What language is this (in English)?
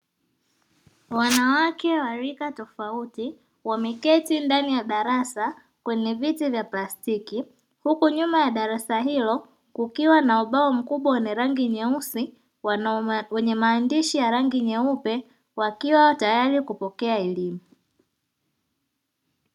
Swahili